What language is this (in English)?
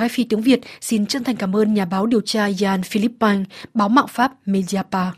Vietnamese